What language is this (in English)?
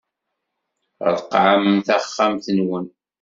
Kabyle